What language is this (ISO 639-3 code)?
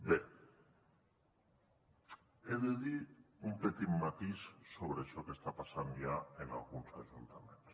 cat